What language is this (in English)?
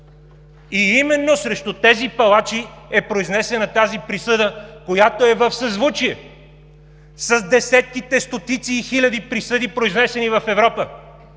Bulgarian